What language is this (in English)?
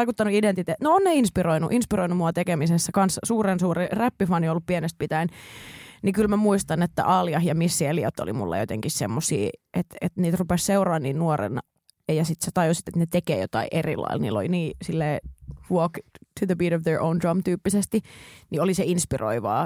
Finnish